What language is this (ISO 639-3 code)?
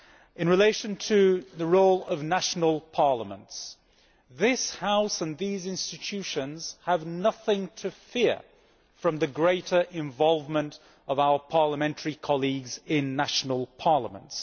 eng